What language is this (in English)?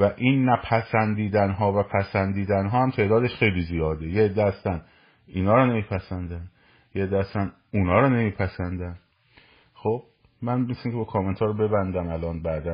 Persian